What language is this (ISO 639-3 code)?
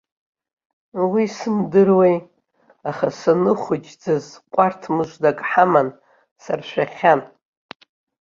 abk